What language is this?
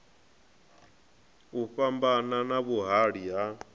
Venda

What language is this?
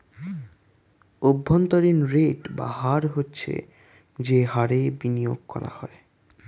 Bangla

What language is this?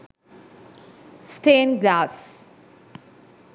Sinhala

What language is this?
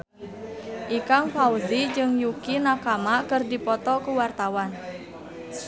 Sundanese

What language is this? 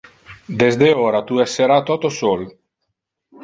Interlingua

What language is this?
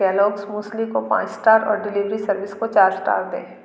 Hindi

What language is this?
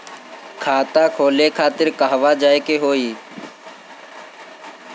Bhojpuri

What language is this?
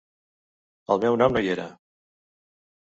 Catalan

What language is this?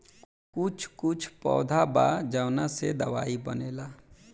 Bhojpuri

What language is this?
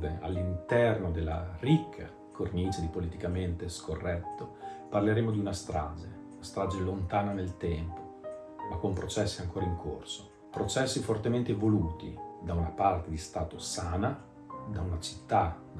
Italian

